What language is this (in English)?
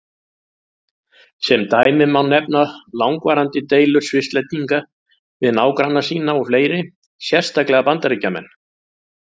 Icelandic